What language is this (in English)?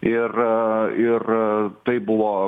Lithuanian